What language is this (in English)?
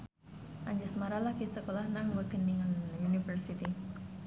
Javanese